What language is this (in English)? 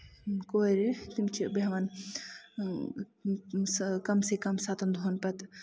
Kashmiri